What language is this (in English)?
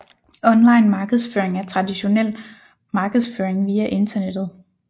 Danish